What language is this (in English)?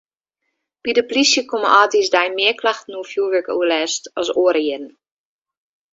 Western Frisian